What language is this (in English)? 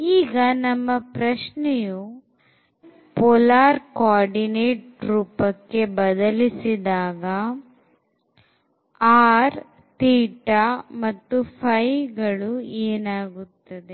Kannada